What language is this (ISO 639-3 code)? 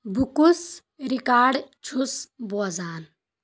kas